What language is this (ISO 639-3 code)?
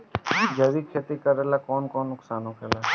bho